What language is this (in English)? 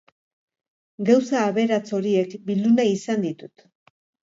Basque